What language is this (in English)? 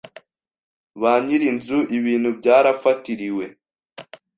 Kinyarwanda